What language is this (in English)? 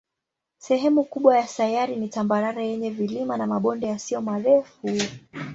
Swahili